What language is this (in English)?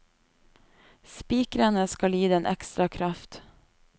Norwegian